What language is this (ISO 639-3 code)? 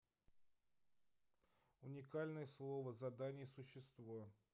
rus